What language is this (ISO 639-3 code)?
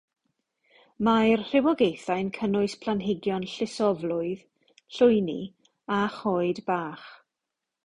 cym